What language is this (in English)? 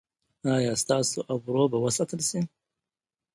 Pashto